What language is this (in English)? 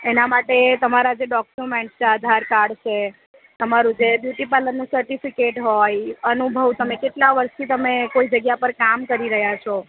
Gujarati